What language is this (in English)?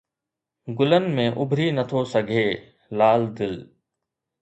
Sindhi